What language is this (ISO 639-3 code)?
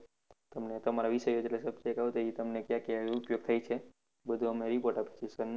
guj